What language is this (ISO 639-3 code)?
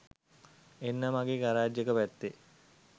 sin